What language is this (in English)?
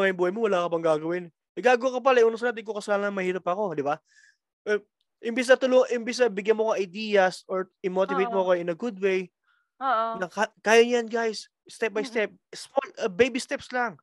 Filipino